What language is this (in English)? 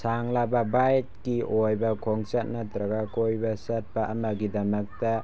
Manipuri